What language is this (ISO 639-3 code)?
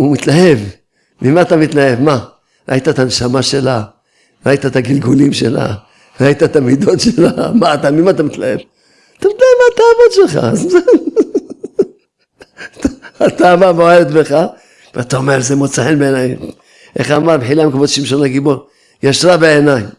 heb